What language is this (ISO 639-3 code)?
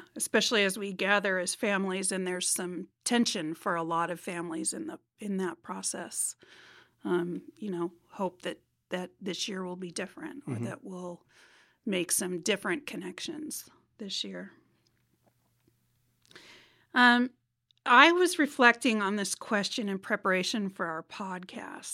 eng